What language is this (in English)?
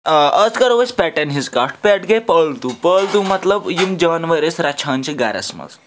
Kashmiri